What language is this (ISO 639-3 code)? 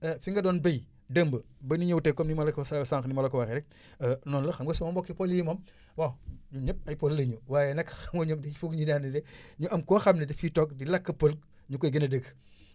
wol